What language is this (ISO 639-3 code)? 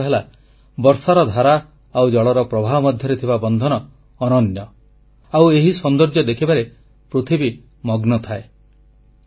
ori